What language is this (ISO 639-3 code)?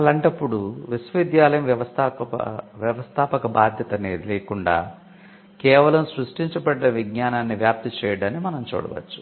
tel